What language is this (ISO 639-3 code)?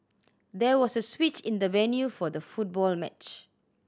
eng